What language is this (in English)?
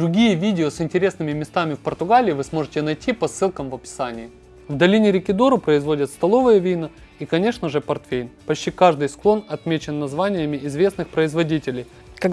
Russian